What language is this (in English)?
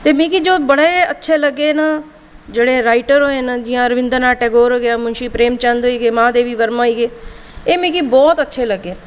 Dogri